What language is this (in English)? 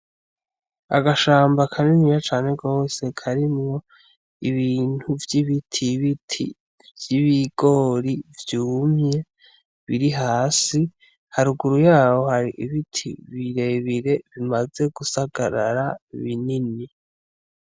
Rundi